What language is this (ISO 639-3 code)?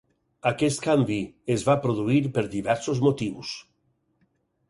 cat